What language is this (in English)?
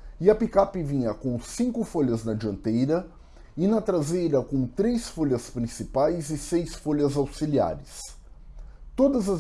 Portuguese